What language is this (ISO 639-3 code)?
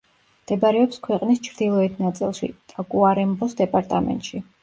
kat